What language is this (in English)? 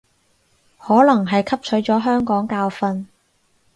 Cantonese